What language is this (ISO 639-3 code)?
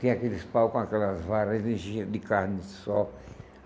por